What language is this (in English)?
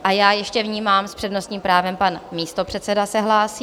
Czech